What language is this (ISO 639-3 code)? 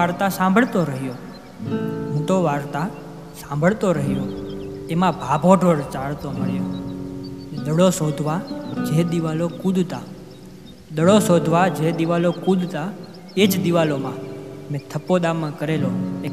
guj